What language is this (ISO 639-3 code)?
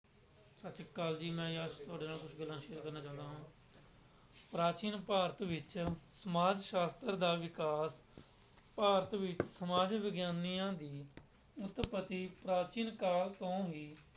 pan